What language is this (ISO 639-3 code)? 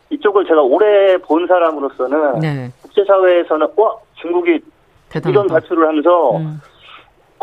kor